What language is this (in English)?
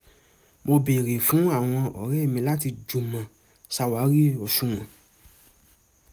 Yoruba